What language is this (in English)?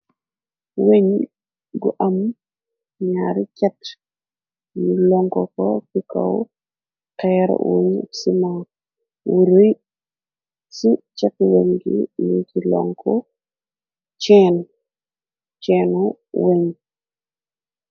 Wolof